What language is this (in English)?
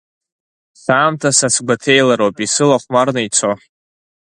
Abkhazian